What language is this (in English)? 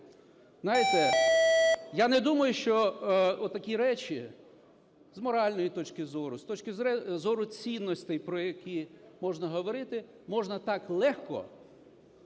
Ukrainian